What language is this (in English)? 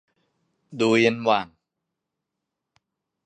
Thai